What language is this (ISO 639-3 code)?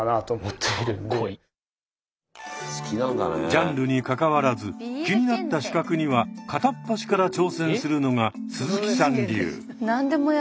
jpn